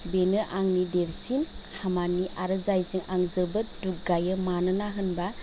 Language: Bodo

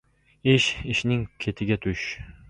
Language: Uzbek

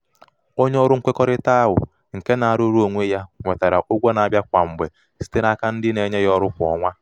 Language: Igbo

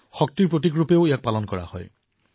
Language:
Assamese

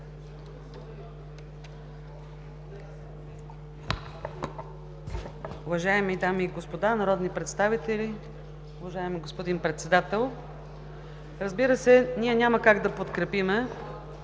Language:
Bulgarian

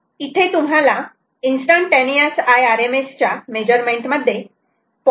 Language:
Marathi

